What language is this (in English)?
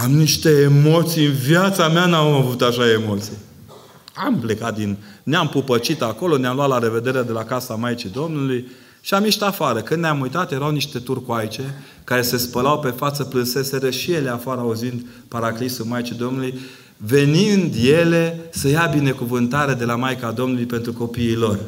Romanian